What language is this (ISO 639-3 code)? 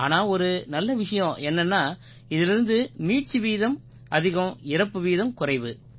tam